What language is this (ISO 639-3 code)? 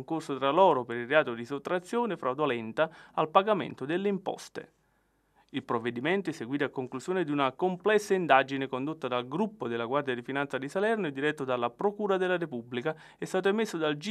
ita